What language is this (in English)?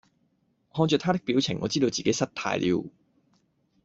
Cantonese